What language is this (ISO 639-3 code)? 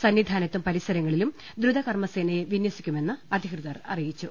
mal